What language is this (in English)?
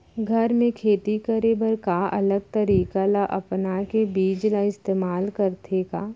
Chhattisgarhi